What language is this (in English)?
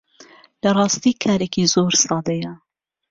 Central Kurdish